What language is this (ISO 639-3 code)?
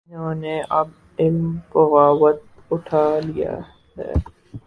urd